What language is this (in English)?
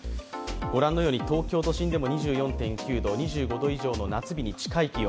Japanese